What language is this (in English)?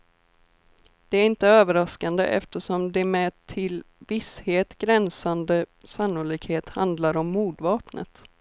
Swedish